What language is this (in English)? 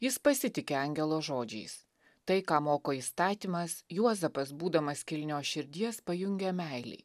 Lithuanian